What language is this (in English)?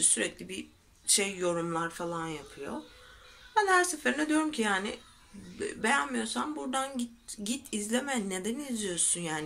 Turkish